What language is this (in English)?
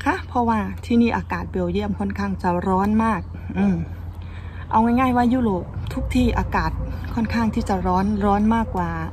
Thai